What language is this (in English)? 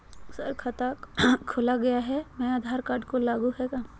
Magahi